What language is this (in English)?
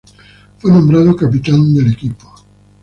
Spanish